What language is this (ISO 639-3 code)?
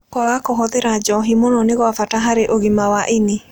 kik